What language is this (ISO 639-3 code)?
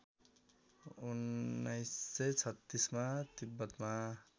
nep